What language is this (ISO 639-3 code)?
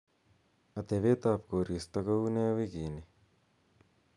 kln